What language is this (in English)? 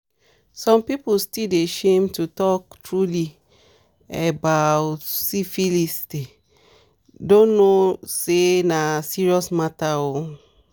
Nigerian Pidgin